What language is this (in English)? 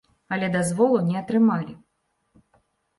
Belarusian